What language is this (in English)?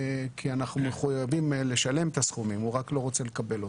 Hebrew